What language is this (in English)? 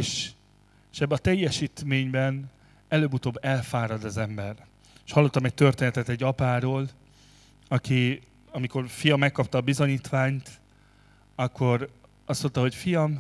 Hungarian